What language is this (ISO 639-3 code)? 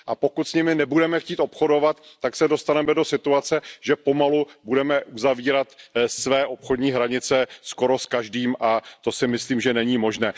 ces